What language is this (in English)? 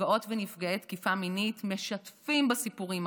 Hebrew